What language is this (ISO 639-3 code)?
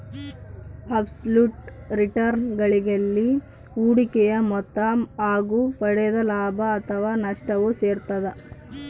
kan